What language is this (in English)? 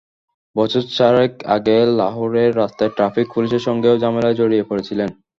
Bangla